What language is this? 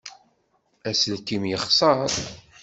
Kabyle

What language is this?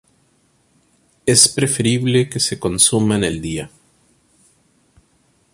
Spanish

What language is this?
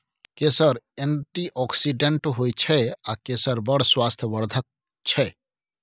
Maithili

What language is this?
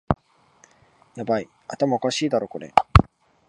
Japanese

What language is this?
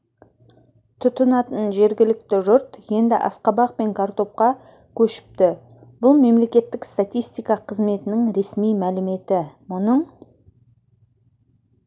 Kazakh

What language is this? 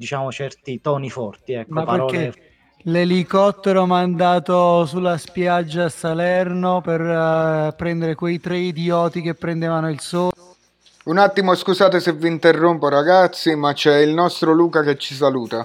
Italian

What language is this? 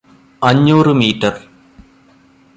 Malayalam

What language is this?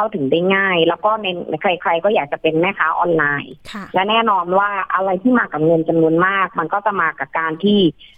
Thai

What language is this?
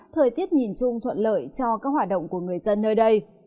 Vietnamese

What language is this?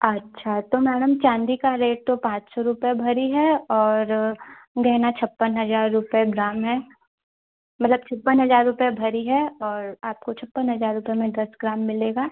Hindi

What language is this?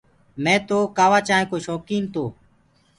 Gurgula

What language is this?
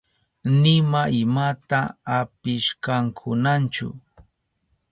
Southern Pastaza Quechua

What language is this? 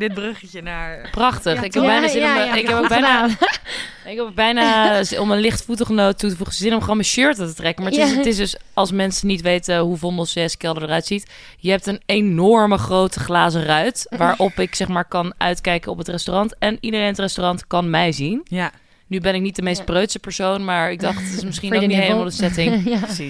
Dutch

